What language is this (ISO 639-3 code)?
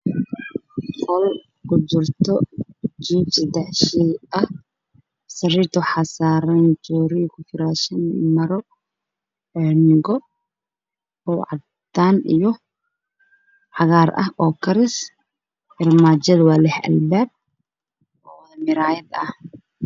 som